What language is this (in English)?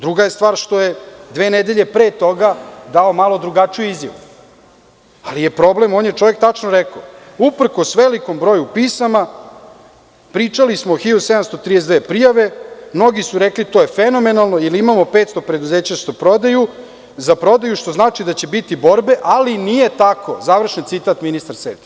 Serbian